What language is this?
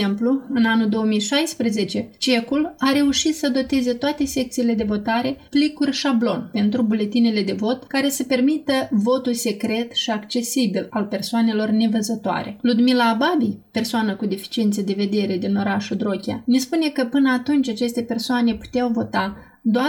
Romanian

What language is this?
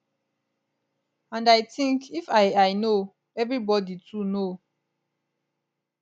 Nigerian Pidgin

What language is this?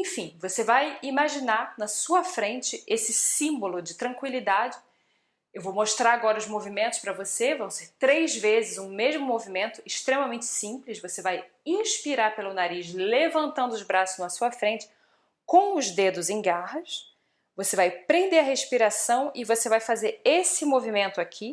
Portuguese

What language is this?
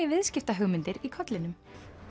Icelandic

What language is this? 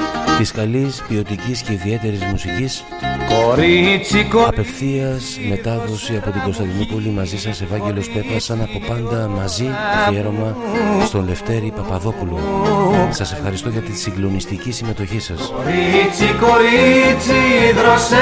Greek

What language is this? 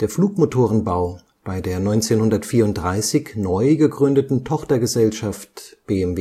German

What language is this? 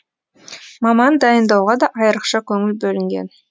Kazakh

